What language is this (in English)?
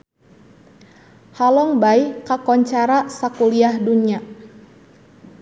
Sundanese